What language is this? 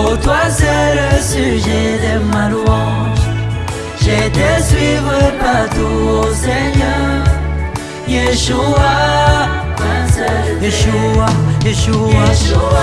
French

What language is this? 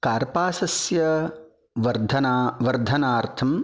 Sanskrit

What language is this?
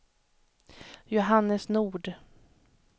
Swedish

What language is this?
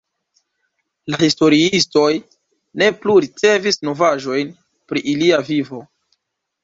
Esperanto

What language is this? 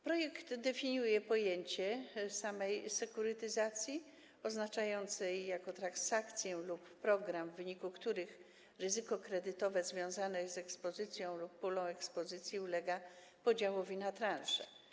Polish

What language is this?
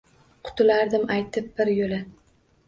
Uzbek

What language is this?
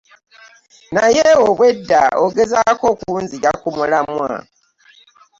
Ganda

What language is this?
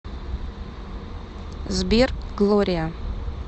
Russian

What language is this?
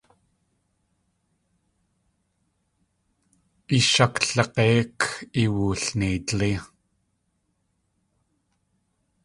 Tlingit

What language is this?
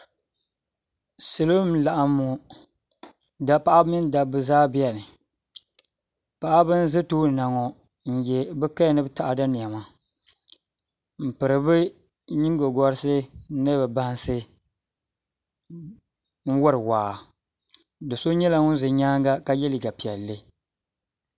Dagbani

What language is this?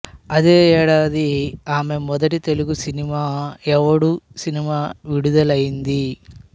Telugu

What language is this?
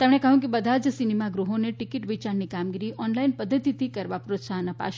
Gujarati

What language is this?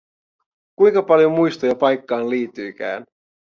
Finnish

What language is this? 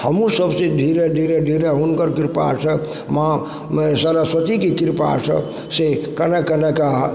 Maithili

